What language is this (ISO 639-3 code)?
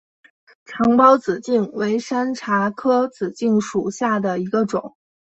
zho